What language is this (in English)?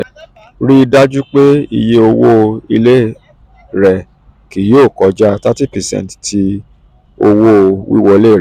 Yoruba